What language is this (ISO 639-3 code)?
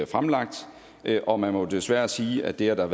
dan